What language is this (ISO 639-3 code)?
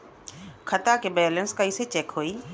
bho